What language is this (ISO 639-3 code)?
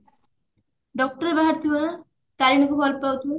ori